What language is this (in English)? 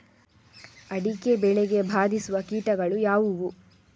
Kannada